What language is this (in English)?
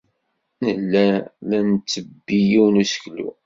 Kabyle